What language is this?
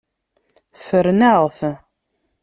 Kabyle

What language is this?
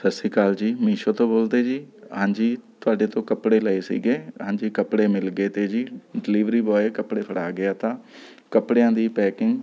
Punjabi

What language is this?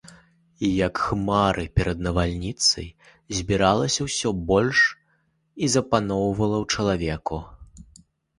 Belarusian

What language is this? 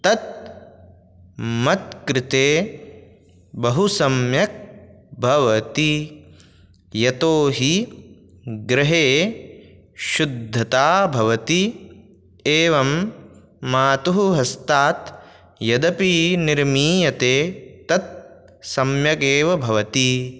Sanskrit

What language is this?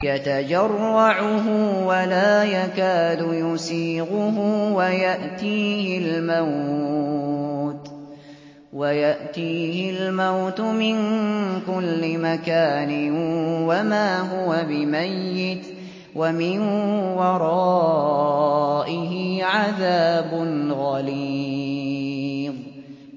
Arabic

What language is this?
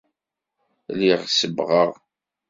Kabyle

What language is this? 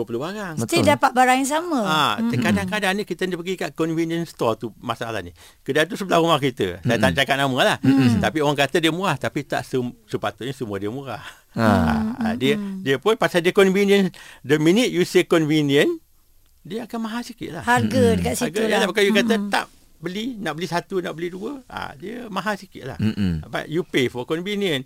Malay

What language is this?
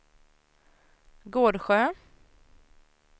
Swedish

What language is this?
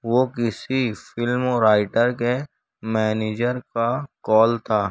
Urdu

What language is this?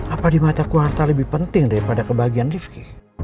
Indonesian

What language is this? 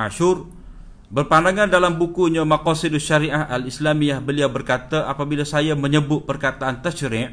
Malay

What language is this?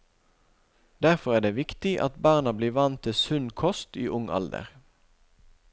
Norwegian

